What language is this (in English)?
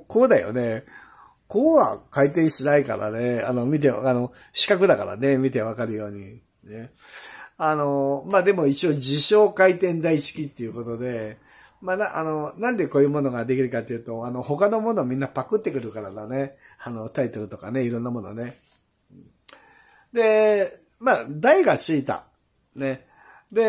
Japanese